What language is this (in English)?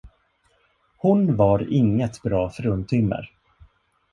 Swedish